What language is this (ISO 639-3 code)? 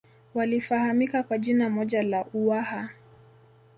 swa